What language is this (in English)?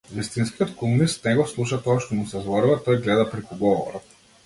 Macedonian